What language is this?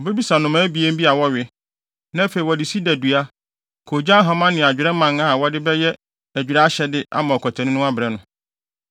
Akan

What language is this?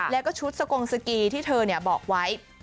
Thai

